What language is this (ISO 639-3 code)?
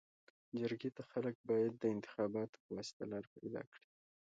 pus